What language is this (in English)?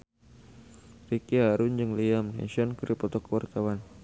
Sundanese